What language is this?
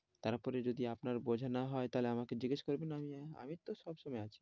Bangla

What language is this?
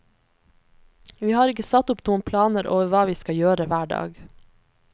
Norwegian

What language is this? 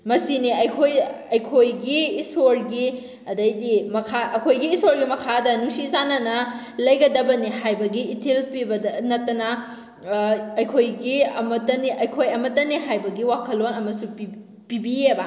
Manipuri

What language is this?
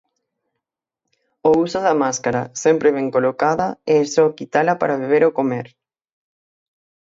Galician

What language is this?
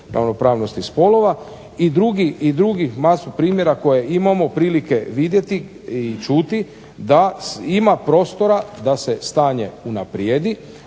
Croatian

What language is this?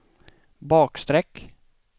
Swedish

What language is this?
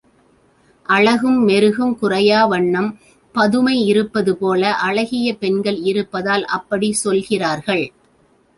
Tamil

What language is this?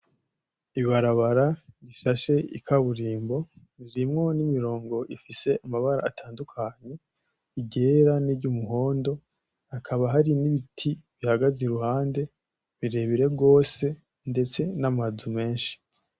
Rundi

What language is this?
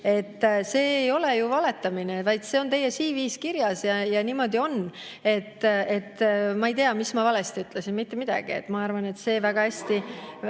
Estonian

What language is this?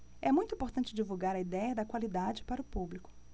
Portuguese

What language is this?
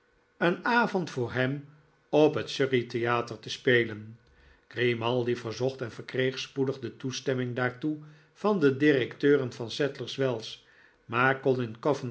Dutch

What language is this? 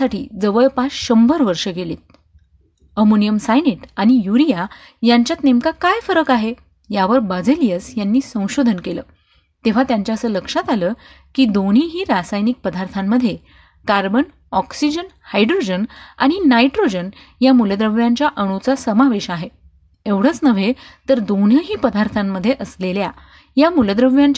Marathi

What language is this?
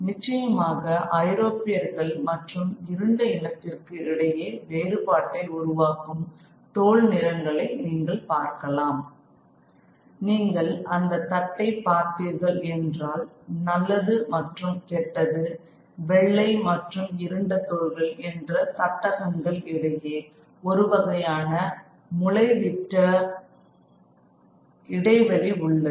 Tamil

